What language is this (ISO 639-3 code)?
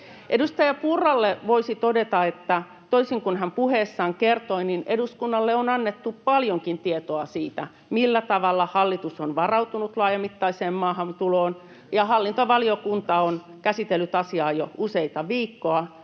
fin